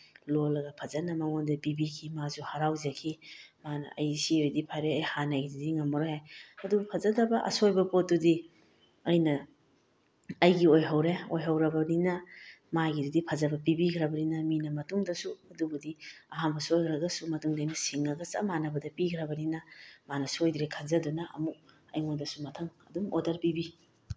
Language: Manipuri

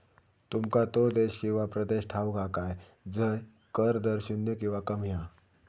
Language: Marathi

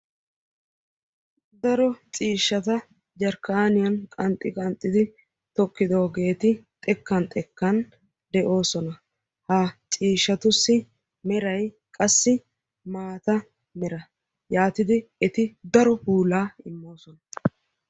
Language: Wolaytta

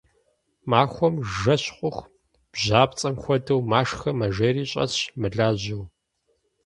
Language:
Kabardian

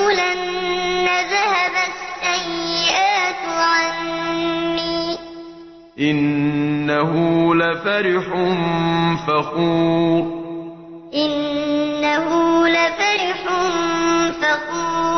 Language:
Arabic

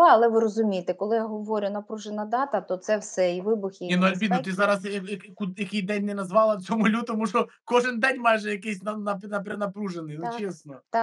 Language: Ukrainian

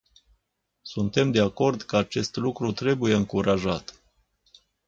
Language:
Romanian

